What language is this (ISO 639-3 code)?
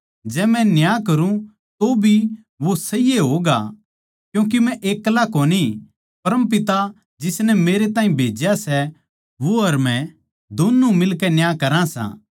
bgc